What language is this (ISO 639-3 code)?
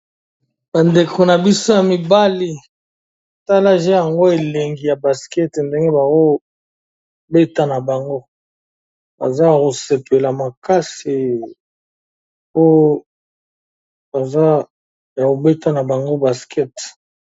lin